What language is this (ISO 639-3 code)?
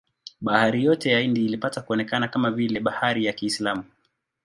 swa